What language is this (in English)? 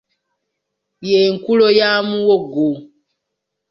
Ganda